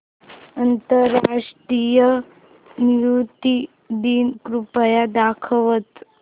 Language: Marathi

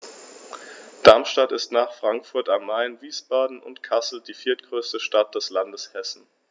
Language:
German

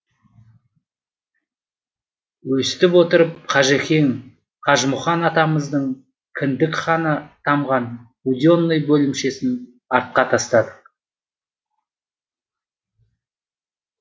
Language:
Kazakh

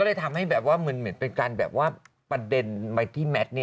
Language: Thai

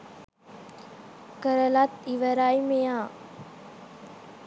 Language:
Sinhala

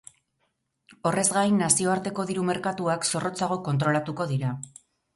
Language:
Basque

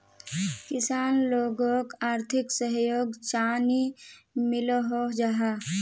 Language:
Magahi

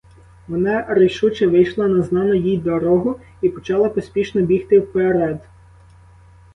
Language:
Ukrainian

